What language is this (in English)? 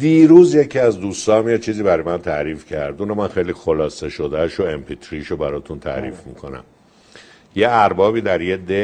Persian